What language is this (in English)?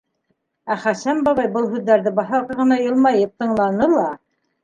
Bashkir